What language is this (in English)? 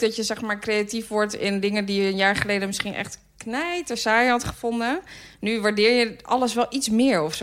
Dutch